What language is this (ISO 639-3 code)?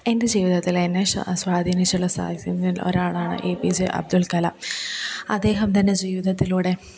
mal